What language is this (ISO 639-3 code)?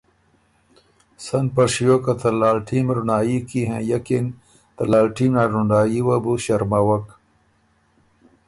oru